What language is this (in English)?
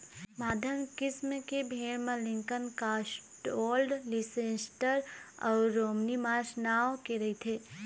Chhattisgarhi